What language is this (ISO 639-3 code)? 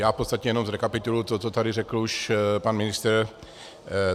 ces